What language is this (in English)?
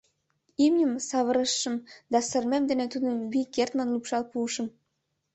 Mari